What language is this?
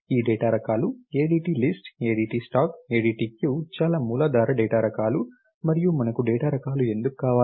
Telugu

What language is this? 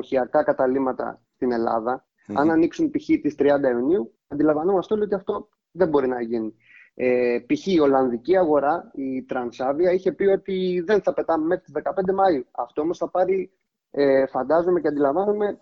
Greek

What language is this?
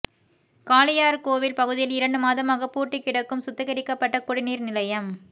Tamil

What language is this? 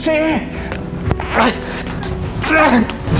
Indonesian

